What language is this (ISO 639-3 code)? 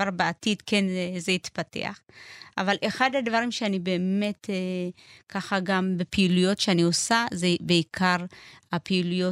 heb